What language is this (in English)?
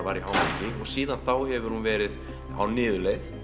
Icelandic